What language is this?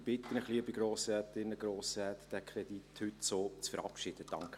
Swiss German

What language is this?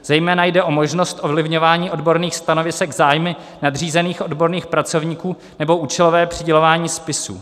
Czech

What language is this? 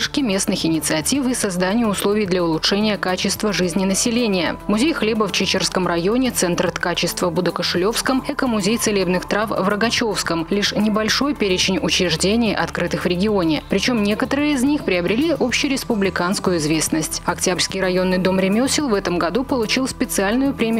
Russian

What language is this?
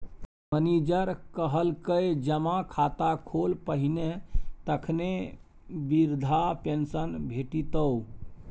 Maithili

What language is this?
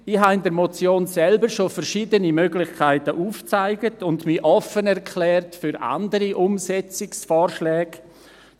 Swiss German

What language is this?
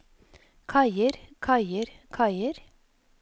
Norwegian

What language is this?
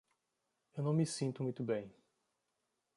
Portuguese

